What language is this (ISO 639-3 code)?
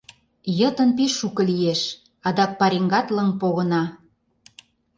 chm